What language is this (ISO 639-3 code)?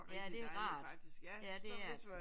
dan